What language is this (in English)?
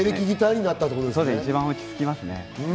Japanese